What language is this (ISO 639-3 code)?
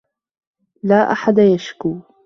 ara